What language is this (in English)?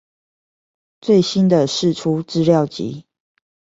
Chinese